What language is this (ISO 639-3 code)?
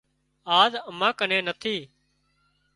kxp